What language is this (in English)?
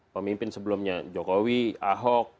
Indonesian